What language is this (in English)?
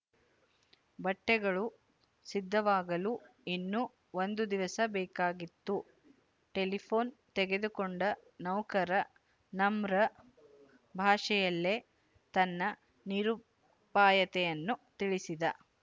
Kannada